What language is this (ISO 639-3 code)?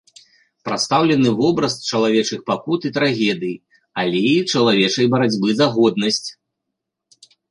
bel